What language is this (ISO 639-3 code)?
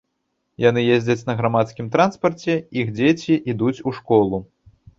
bel